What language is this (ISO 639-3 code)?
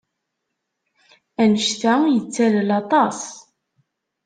kab